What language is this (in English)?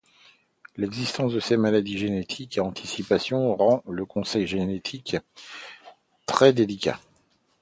French